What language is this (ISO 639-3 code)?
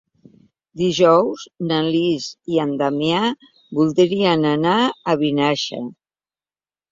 cat